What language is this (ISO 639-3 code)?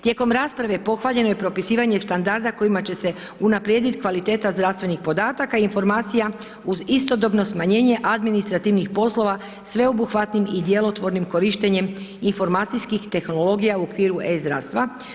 hrv